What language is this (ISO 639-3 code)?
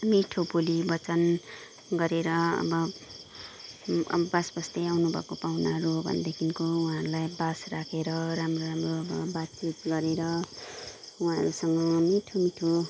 nep